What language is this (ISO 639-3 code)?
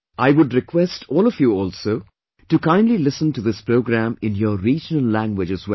eng